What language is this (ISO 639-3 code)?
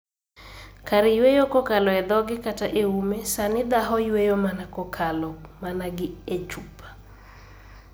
luo